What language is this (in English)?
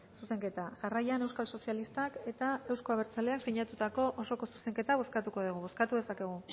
Basque